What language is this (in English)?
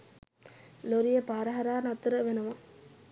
Sinhala